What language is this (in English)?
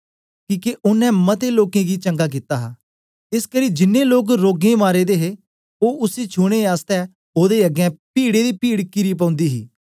Dogri